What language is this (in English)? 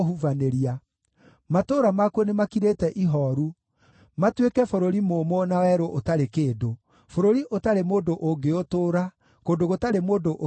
Kikuyu